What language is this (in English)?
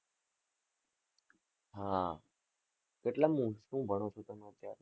Gujarati